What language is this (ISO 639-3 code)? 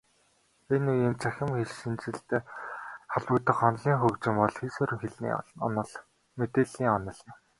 mon